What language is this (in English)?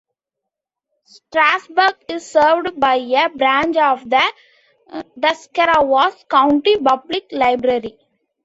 English